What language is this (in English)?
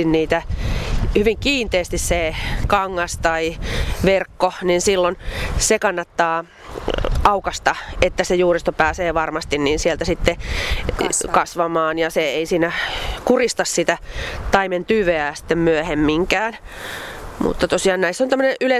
Finnish